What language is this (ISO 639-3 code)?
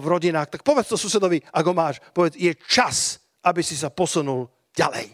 slk